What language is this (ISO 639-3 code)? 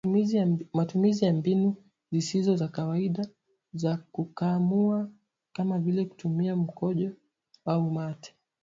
swa